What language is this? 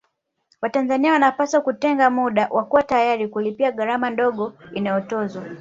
Swahili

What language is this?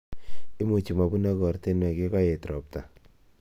Kalenjin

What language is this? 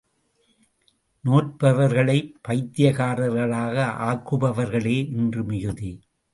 Tamil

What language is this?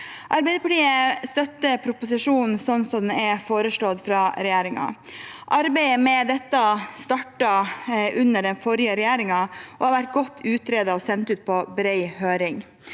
Norwegian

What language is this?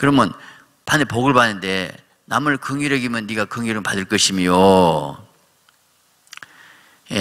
Korean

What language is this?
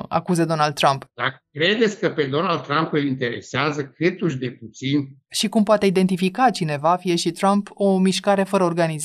Romanian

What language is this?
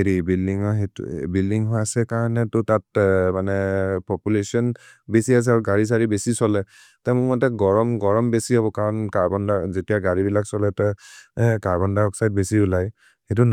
Maria (India)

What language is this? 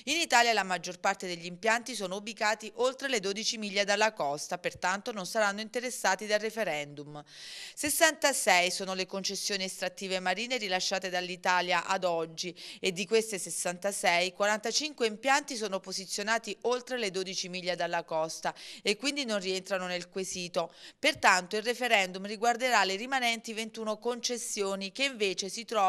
Italian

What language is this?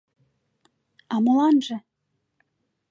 Mari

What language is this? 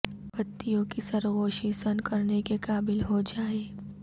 Urdu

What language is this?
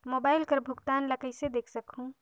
Chhattisgarhi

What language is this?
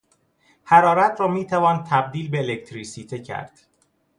Persian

